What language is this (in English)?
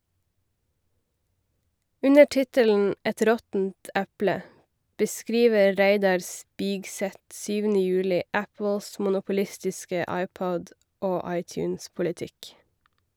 Norwegian